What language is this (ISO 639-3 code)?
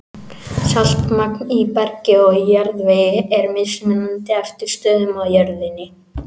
isl